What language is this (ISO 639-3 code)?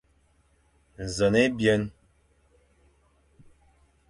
fan